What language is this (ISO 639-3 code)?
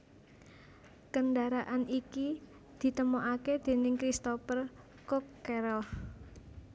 jav